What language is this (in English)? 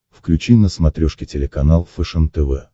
Russian